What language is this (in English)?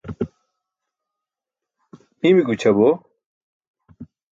Burushaski